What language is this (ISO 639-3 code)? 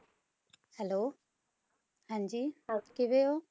pan